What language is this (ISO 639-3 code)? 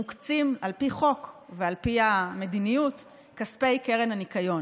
heb